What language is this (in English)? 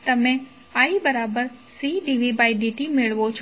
Gujarati